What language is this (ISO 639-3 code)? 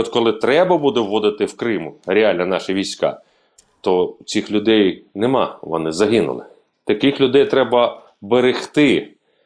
ukr